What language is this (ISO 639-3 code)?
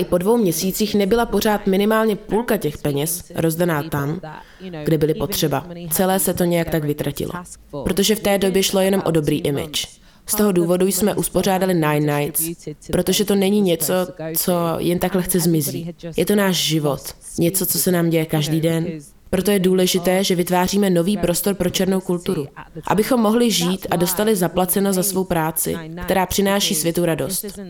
ces